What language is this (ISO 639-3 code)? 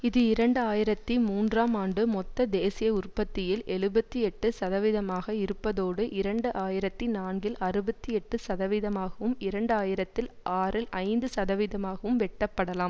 tam